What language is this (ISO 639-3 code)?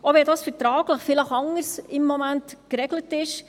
gsw